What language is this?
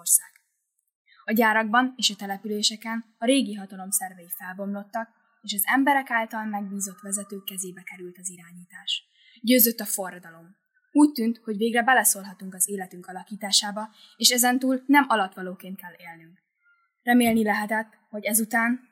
Hungarian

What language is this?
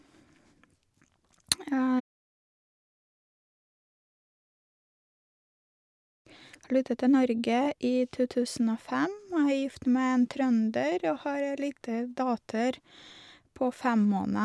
Norwegian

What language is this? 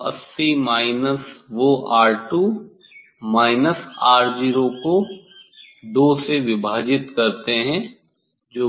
Hindi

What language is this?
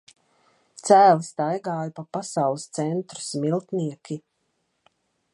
Latvian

